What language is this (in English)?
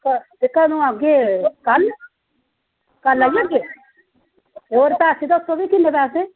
Dogri